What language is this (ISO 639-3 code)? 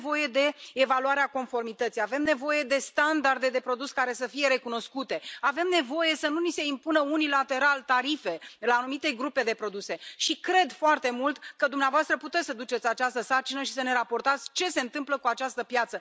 ron